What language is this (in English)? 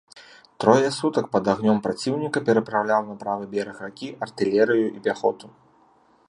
Belarusian